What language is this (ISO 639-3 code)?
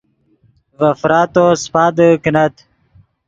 ydg